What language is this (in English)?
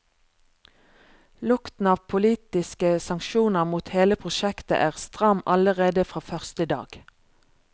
Norwegian